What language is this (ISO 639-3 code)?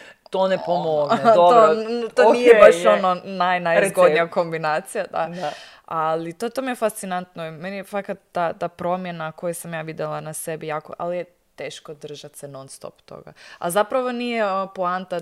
hrv